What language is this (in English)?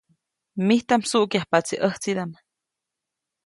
Copainalá Zoque